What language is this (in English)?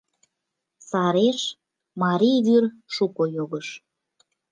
Mari